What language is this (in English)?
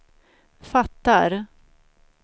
Swedish